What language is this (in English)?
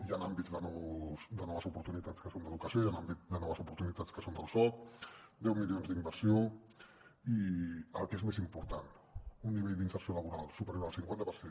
Catalan